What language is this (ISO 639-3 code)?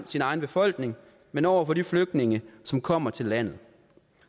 dan